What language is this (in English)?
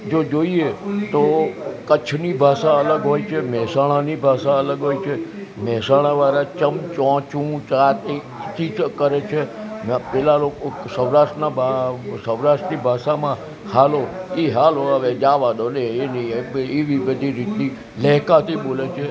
Gujarati